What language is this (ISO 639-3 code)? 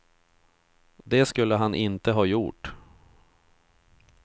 swe